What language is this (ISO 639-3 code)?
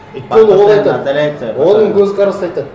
kaz